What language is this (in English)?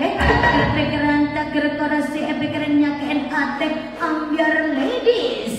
Indonesian